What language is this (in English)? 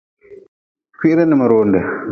Nawdm